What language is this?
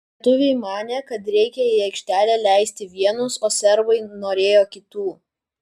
Lithuanian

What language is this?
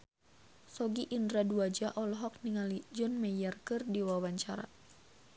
Sundanese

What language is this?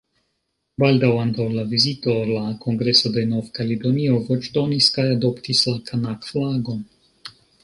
Esperanto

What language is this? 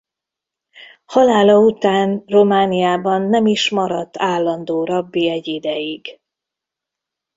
Hungarian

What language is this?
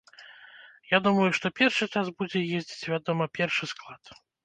Belarusian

